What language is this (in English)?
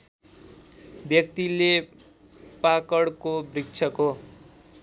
Nepali